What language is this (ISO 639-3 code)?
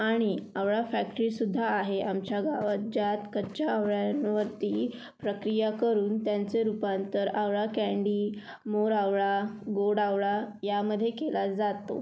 mar